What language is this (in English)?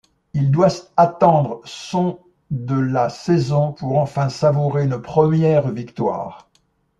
French